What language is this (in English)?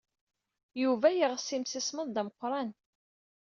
Kabyle